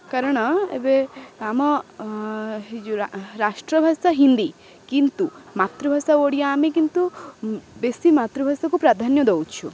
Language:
Odia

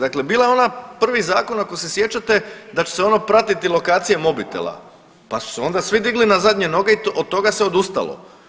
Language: Croatian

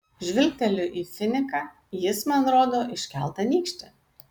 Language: Lithuanian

